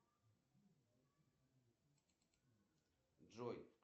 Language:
Russian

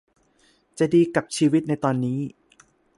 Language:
Thai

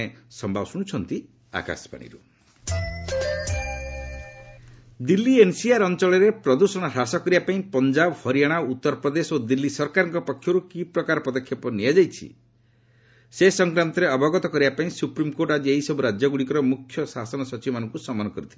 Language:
Odia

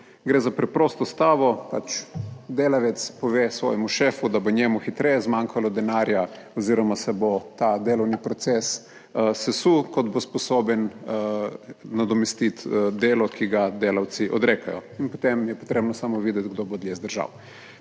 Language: Slovenian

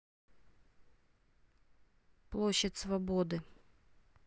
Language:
Russian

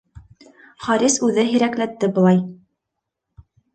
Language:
Bashkir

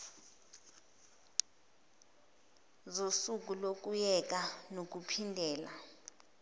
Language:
Zulu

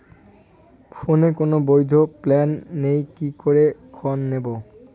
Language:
Bangla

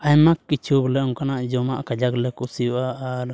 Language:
Santali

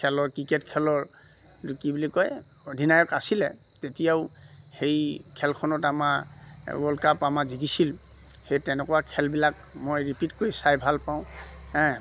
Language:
Assamese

